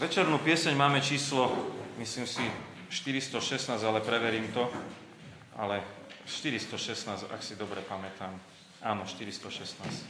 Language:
Slovak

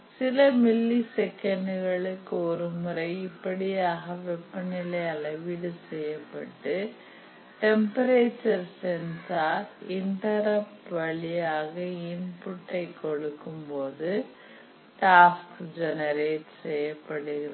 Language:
Tamil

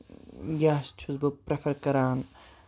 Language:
Kashmiri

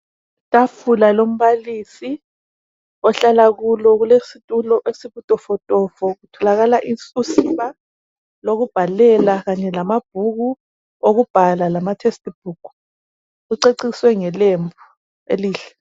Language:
North Ndebele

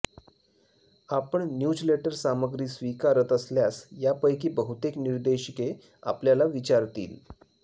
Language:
Marathi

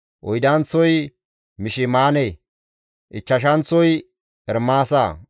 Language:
Gamo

